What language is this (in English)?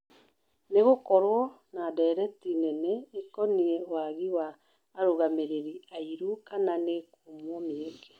Kikuyu